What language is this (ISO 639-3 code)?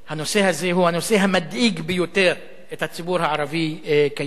heb